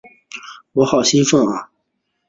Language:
Chinese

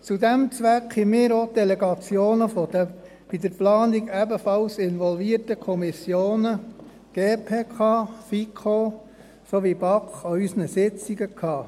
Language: Swiss German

